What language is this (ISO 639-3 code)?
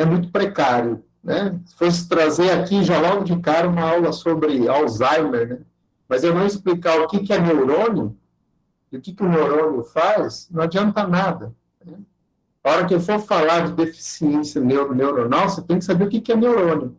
por